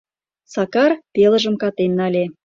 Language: Mari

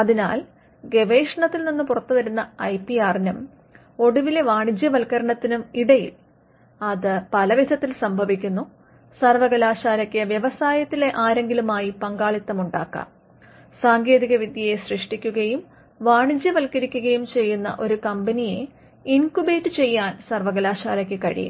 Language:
Malayalam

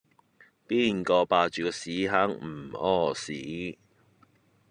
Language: Cantonese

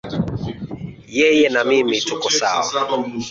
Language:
Swahili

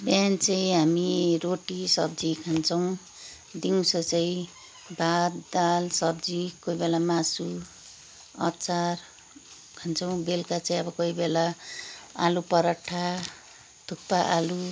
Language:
Nepali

